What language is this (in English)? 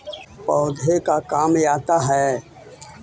Magahi